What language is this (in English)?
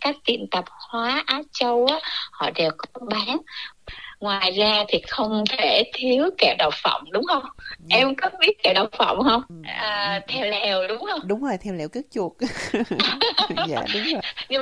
Vietnamese